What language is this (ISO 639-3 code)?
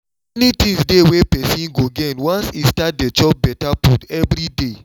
pcm